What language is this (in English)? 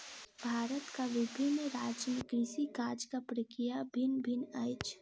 Maithili